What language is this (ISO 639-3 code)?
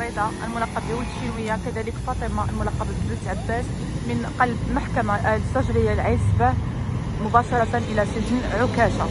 ara